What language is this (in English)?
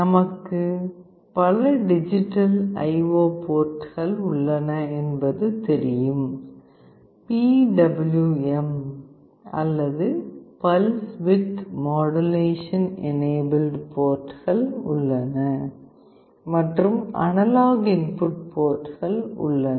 Tamil